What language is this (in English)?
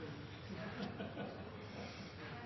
Norwegian Bokmål